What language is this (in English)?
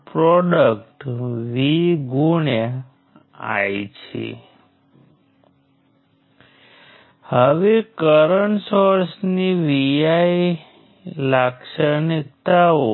Gujarati